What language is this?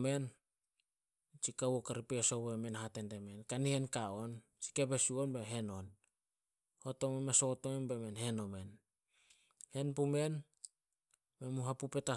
Solos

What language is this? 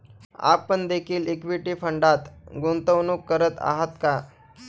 Marathi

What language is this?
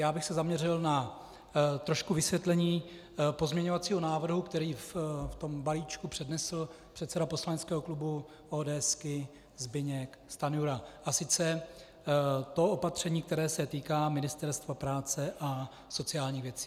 Czech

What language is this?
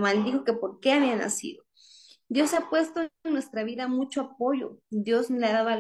Spanish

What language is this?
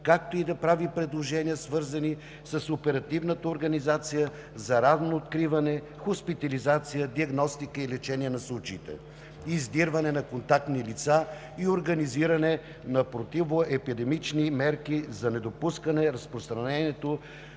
Bulgarian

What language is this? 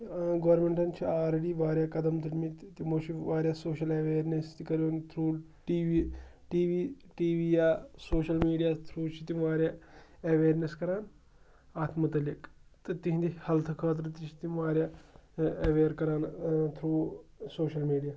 Kashmiri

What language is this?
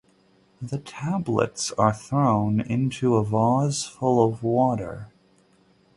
English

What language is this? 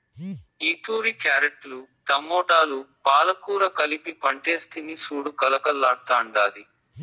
Telugu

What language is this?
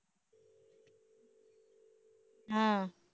Tamil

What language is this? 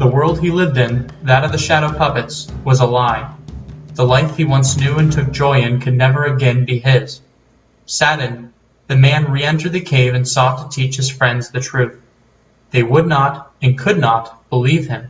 English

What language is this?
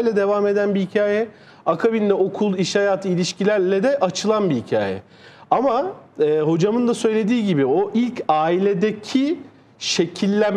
Turkish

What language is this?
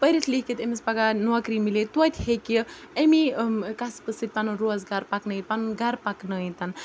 Kashmiri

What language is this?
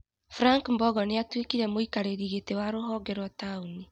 Kikuyu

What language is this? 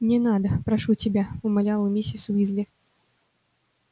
Russian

